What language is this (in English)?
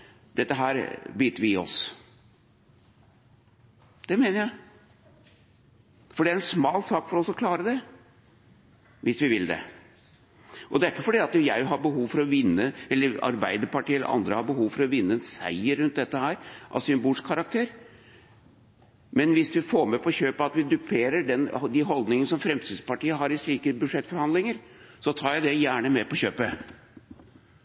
Norwegian Bokmål